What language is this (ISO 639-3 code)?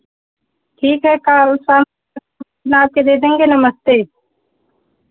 hin